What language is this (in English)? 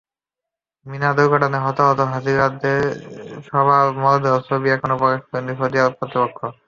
Bangla